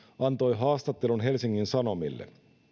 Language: Finnish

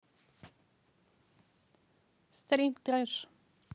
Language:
Russian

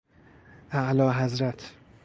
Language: Persian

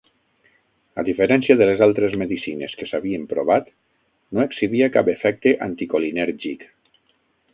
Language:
Catalan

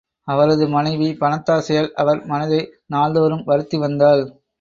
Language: Tamil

